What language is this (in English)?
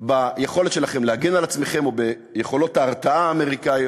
Hebrew